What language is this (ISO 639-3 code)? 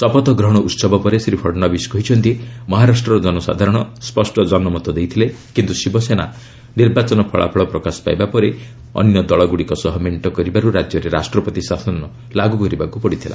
ori